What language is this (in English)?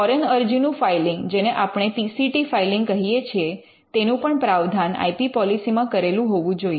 Gujarati